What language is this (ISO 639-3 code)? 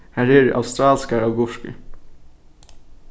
fao